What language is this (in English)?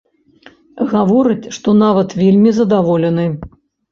Belarusian